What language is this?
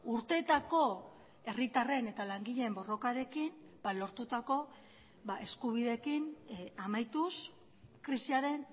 Basque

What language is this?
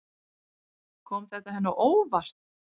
Icelandic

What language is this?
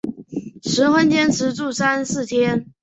Chinese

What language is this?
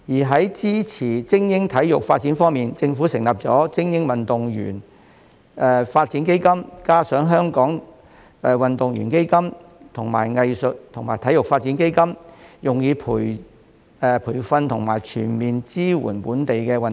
Cantonese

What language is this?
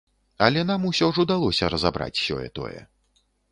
Belarusian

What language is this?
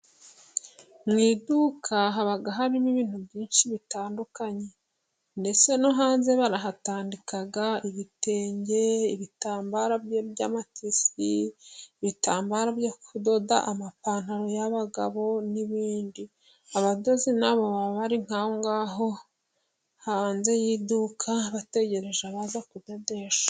Kinyarwanda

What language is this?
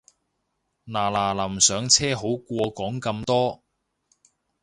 Cantonese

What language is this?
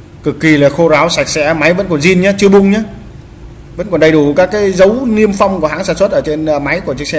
Vietnamese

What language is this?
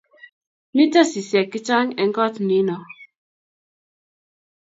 Kalenjin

